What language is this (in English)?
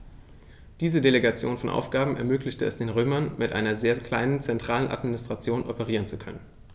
German